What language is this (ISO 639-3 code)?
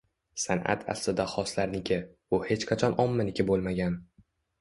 uzb